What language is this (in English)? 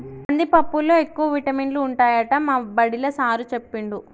Telugu